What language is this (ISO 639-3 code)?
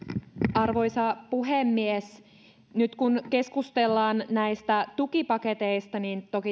fin